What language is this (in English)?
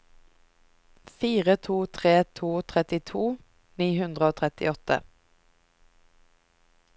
Norwegian